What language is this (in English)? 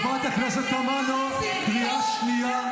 Hebrew